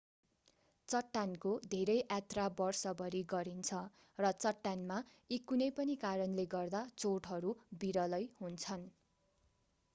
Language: Nepali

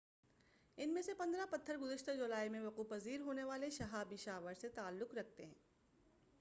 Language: Urdu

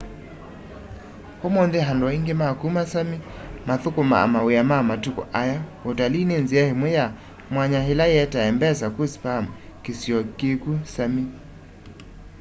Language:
Kamba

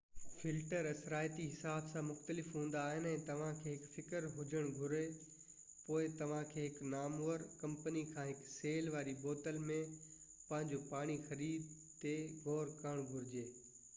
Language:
Sindhi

